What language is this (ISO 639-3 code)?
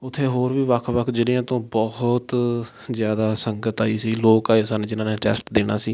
pan